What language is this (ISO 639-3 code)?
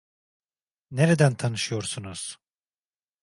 tur